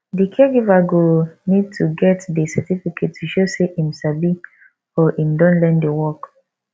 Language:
Nigerian Pidgin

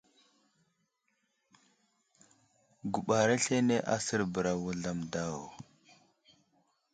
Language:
Wuzlam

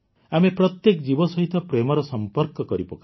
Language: Odia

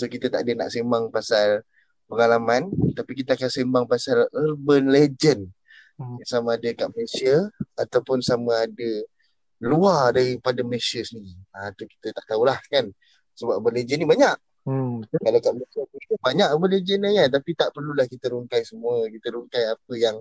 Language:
Malay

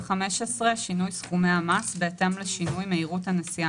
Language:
Hebrew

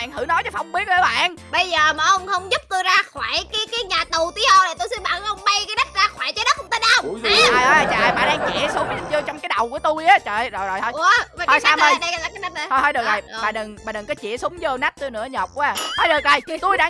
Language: Vietnamese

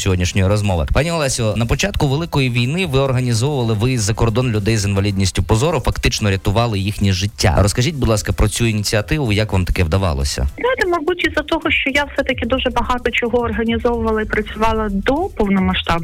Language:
Ukrainian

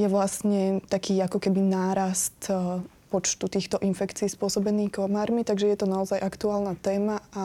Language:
Slovak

